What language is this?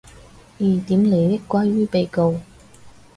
Cantonese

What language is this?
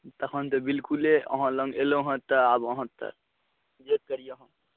Maithili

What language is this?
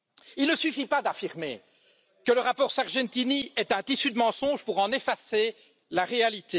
French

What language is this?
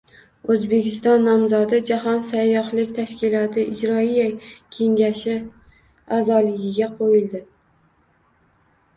Uzbek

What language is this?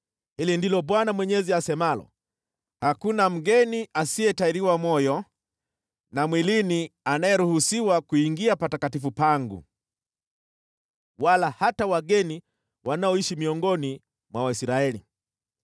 Swahili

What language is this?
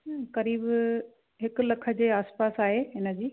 Sindhi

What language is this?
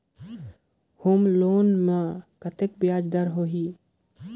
Chhattisgarhi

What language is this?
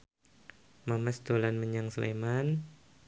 Javanese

